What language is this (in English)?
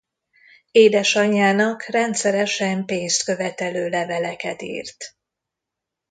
Hungarian